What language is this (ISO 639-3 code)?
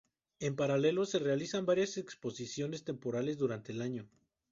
spa